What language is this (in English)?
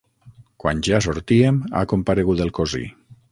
Catalan